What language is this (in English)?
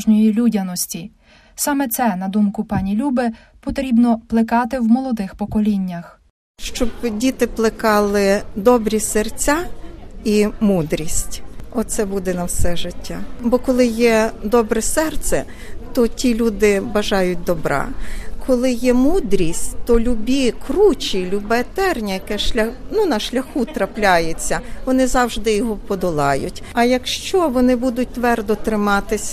Ukrainian